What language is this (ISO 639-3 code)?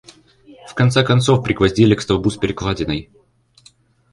rus